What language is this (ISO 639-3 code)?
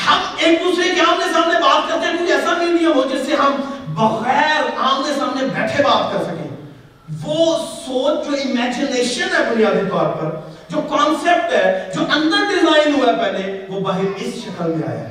urd